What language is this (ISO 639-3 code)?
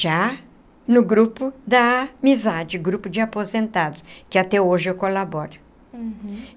por